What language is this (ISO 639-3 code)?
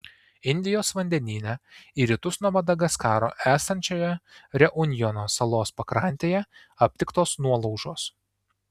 lit